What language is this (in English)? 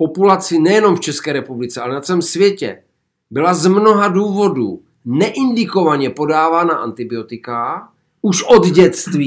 Czech